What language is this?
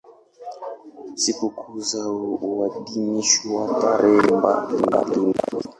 Swahili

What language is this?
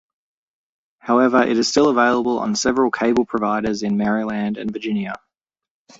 English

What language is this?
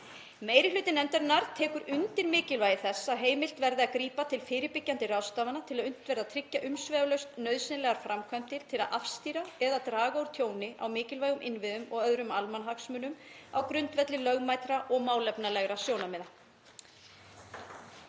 Icelandic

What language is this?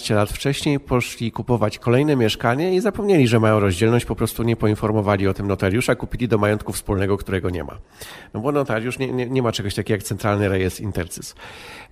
Polish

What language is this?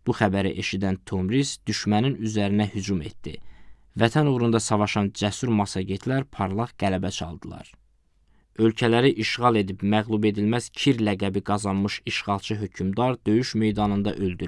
Turkish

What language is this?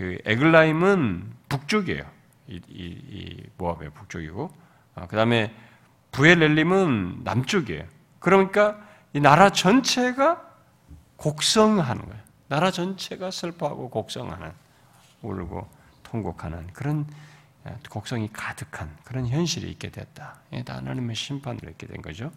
Korean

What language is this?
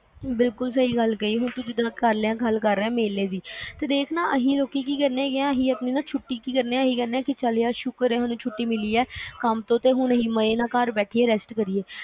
Punjabi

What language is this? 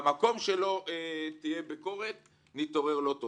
Hebrew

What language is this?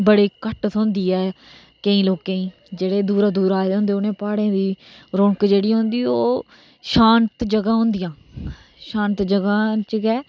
Dogri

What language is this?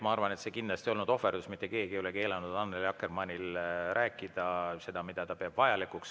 Estonian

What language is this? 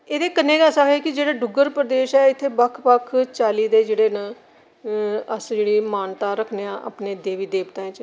Dogri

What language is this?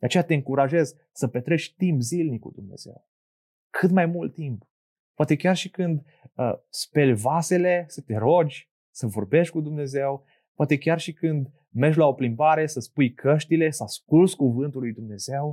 Romanian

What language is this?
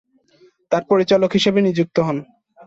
Bangla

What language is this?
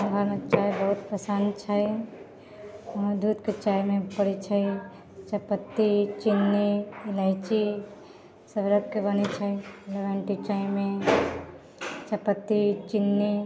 Maithili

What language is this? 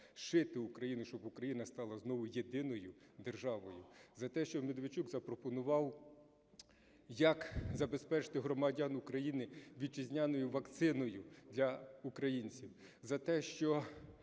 Ukrainian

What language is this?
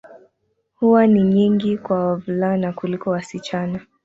Swahili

